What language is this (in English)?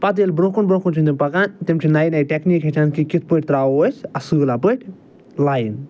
Kashmiri